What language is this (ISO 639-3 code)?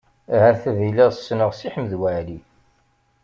kab